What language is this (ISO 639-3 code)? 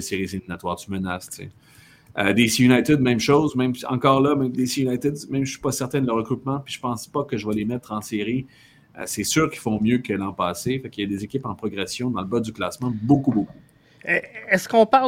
fra